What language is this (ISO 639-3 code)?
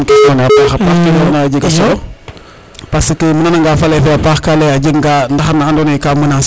srr